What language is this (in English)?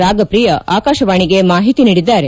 Kannada